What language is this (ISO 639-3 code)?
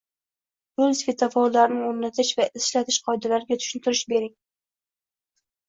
uzb